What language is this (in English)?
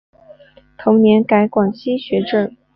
Chinese